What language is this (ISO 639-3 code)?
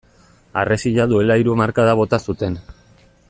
eus